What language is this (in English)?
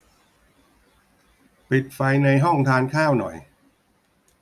Thai